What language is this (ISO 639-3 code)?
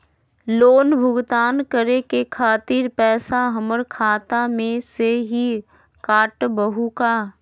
mag